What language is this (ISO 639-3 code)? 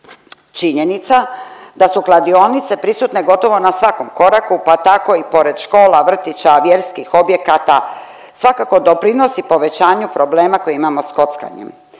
hrv